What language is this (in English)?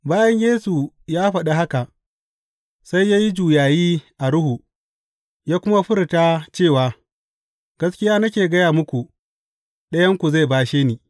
Hausa